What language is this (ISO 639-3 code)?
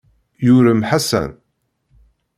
kab